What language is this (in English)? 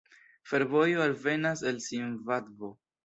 Esperanto